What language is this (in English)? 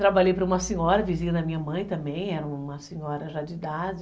Portuguese